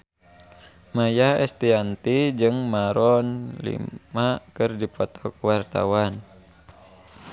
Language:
Sundanese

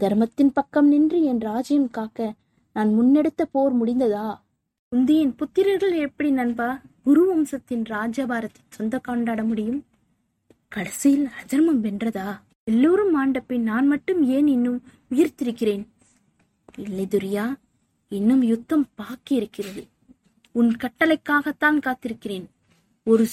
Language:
Tamil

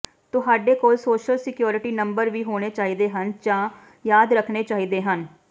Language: Punjabi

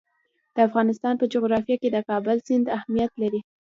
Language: Pashto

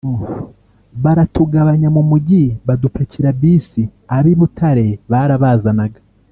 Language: Kinyarwanda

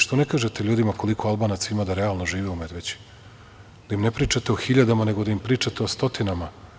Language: Serbian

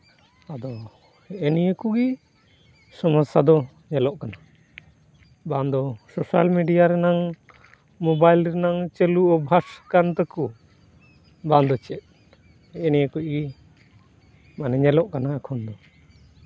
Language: Santali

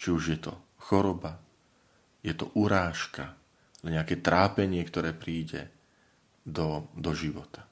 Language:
Slovak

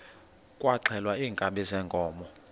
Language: Xhosa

